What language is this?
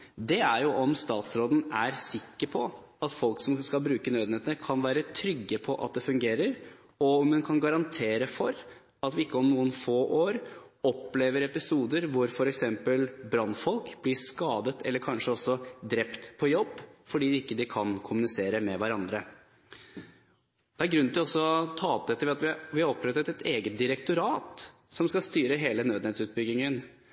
Norwegian Bokmål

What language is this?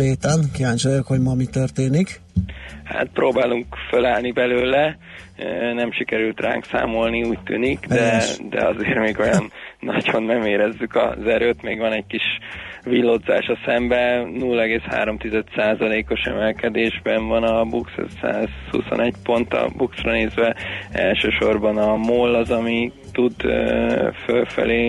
Hungarian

